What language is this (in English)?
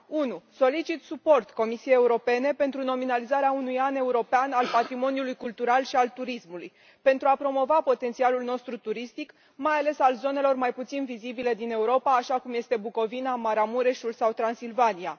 Romanian